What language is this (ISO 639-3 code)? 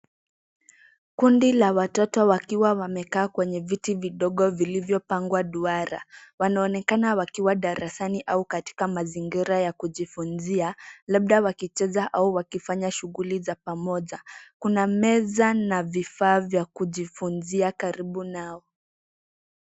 swa